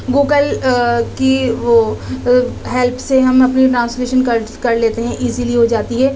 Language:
Urdu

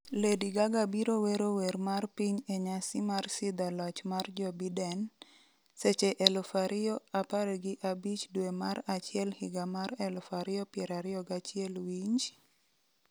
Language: Luo (Kenya and Tanzania)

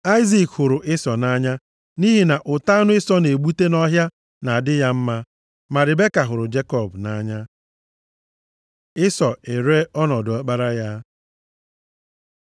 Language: Igbo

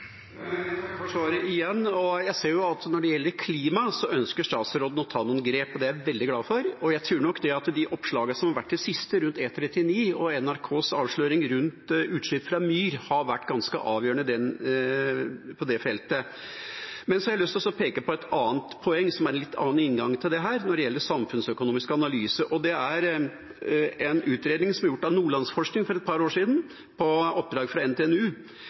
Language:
Norwegian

